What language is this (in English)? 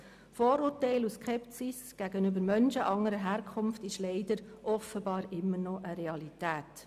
Swiss German